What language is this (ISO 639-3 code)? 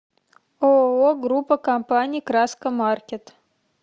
rus